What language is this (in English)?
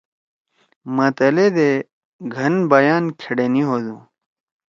Torwali